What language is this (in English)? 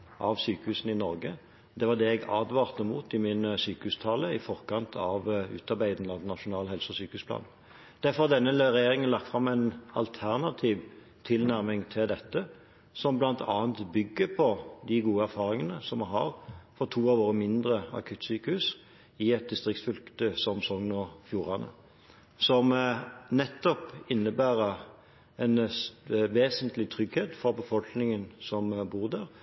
Norwegian Bokmål